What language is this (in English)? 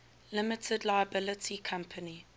English